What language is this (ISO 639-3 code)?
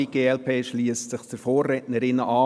gsw